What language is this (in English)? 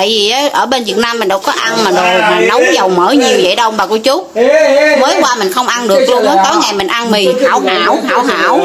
Vietnamese